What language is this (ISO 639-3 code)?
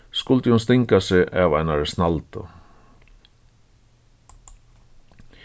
fao